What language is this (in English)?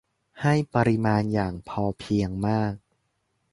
Thai